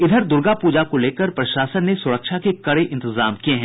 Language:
Hindi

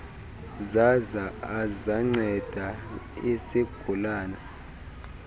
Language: Xhosa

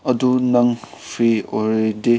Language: Manipuri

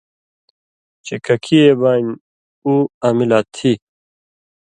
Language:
Indus Kohistani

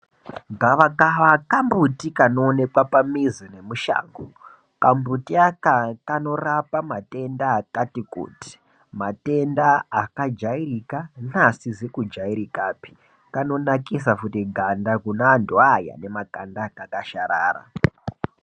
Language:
Ndau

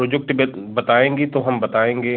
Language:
Hindi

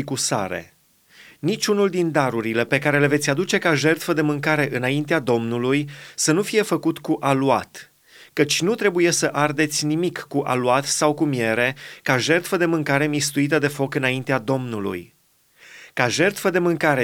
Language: Romanian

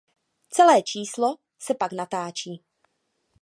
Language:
Czech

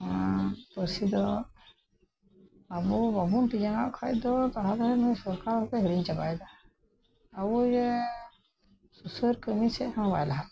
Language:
Santali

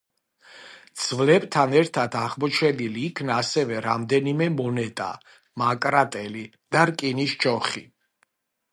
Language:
Georgian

